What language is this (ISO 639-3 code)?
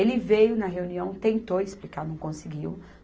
por